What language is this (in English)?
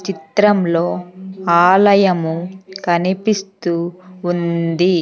Telugu